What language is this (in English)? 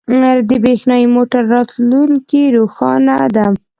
Pashto